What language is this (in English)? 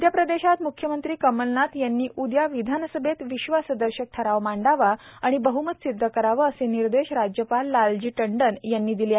Marathi